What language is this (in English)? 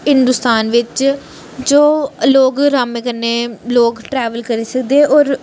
Dogri